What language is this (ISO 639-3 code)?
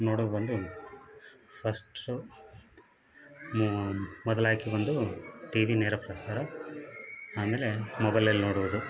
kan